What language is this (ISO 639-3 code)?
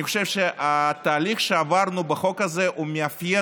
heb